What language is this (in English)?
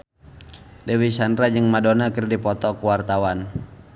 Sundanese